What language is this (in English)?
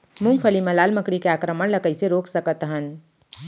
Chhattisgarhi